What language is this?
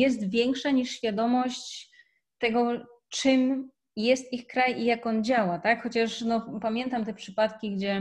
Polish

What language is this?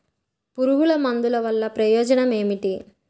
Telugu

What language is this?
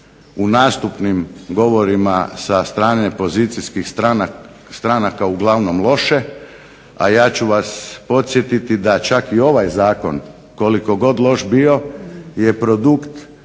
Croatian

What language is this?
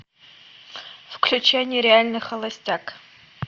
Russian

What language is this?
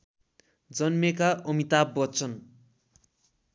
Nepali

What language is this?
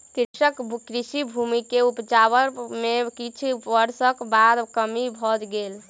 Maithili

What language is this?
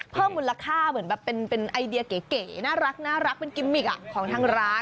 Thai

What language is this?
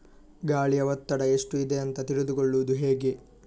Kannada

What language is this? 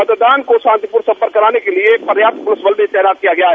Hindi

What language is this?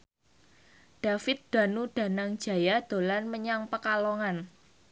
Javanese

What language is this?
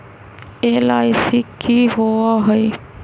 Magahi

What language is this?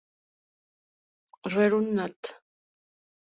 Spanish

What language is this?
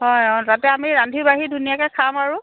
Assamese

